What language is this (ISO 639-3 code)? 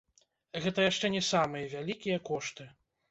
bel